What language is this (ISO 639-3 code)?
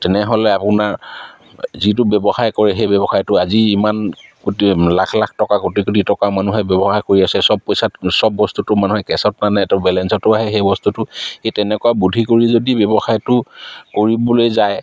asm